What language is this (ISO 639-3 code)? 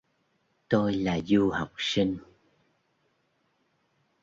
vie